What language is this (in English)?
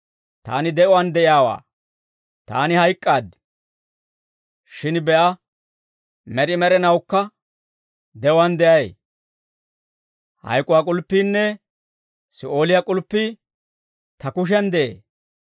Dawro